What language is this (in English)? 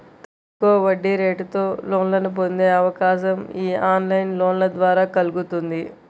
Telugu